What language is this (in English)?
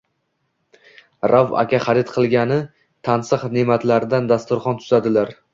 Uzbek